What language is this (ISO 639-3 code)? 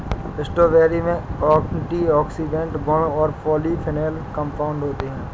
hin